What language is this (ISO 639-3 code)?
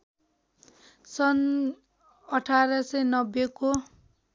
nep